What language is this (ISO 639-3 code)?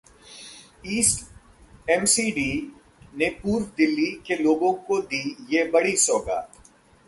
hin